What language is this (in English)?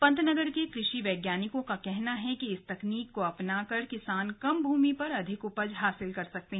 Hindi